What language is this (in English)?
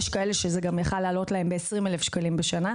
Hebrew